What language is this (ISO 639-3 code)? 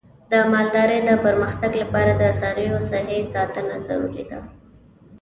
pus